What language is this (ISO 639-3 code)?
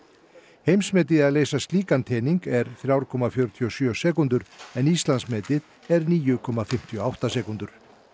isl